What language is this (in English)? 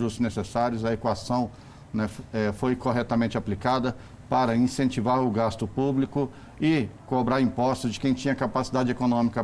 Portuguese